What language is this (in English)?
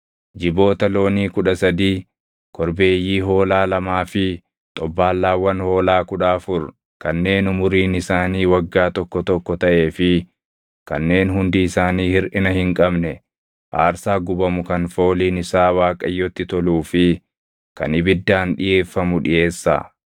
Oromo